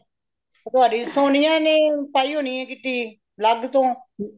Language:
Punjabi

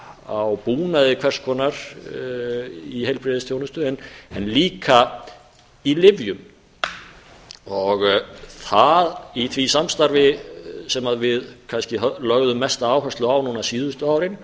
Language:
Icelandic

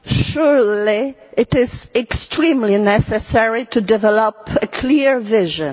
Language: English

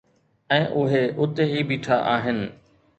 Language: Sindhi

